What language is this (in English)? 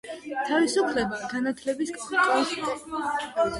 Georgian